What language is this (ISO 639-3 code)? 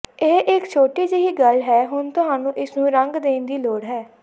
pan